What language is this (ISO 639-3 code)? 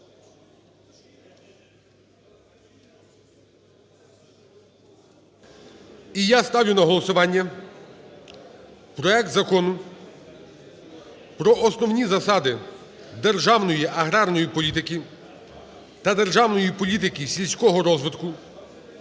ukr